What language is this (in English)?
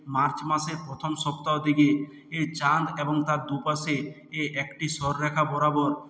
Bangla